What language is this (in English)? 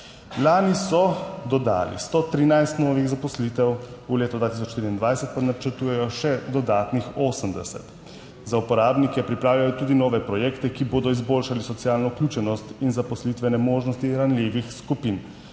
Slovenian